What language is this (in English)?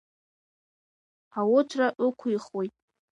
Abkhazian